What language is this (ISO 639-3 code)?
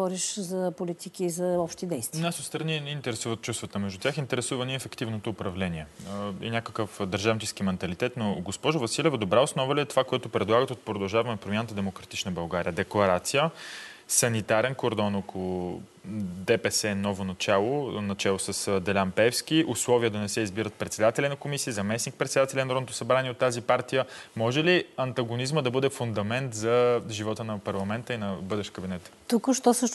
bul